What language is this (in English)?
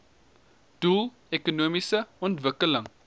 Afrikaans